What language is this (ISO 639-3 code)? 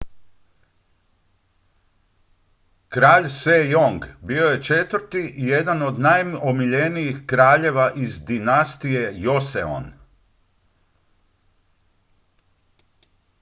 hrv